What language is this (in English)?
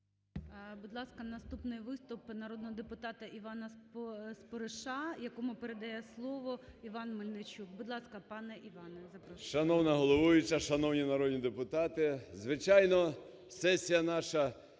Ukrainian